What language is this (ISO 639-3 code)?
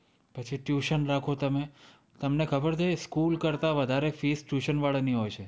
guj